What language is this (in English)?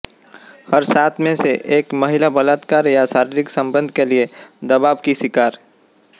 Hindi